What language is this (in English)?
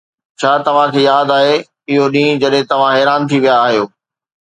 Sindhi